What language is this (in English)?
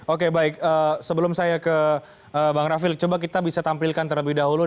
Indonesian